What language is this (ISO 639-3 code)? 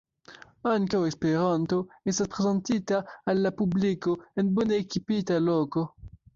epo